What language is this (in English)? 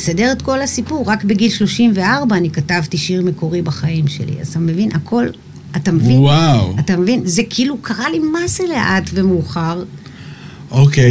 Hebrew